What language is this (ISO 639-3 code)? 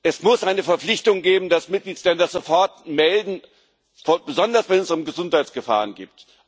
deu